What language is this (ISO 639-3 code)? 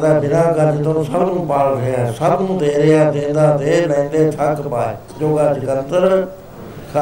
pan